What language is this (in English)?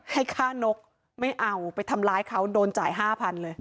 Thai